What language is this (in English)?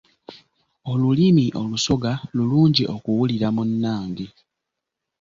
Ganda